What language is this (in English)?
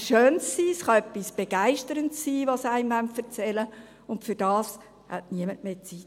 Swiss German